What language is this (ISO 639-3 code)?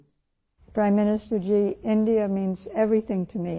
urd